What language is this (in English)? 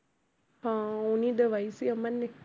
Punjabi